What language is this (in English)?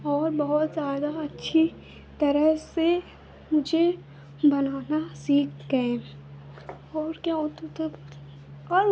Hindi